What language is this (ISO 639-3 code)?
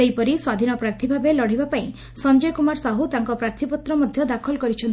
ori